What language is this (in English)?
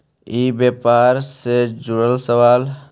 Magahi